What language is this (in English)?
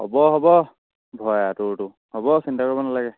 Assamese